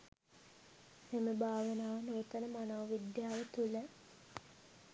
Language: Sinhala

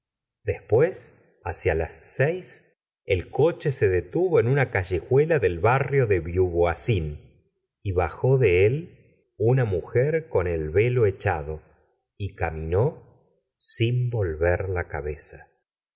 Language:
Spanish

